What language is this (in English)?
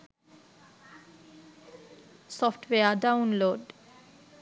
Sinhala